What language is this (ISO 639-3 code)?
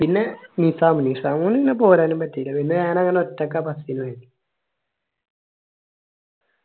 mal